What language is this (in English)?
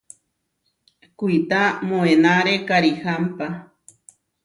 Huarijio